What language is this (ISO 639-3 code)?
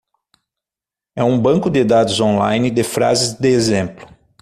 por